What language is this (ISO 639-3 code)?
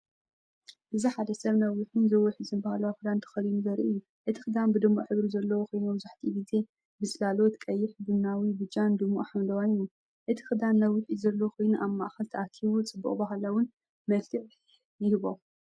tir